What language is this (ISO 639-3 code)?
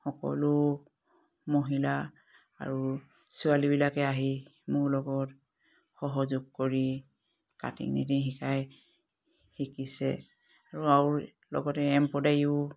asm